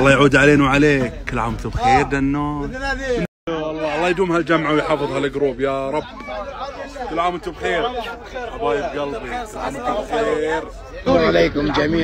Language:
Arabic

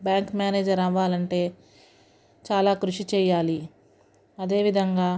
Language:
Telugu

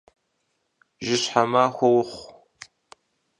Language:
Kabardian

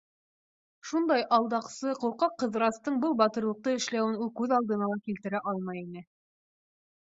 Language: Bashkir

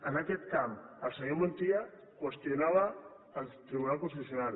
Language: Catalan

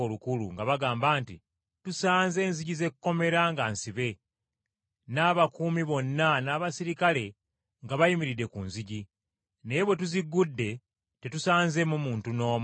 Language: Ganda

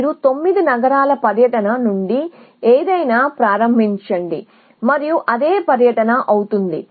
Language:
Telugu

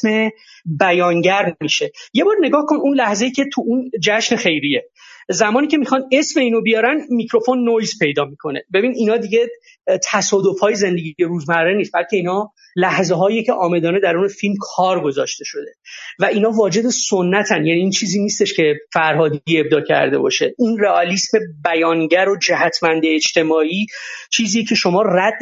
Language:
Persian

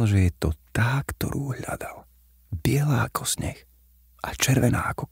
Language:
Slovak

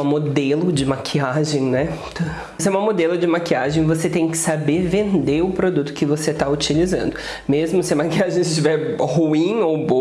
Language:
Portuguese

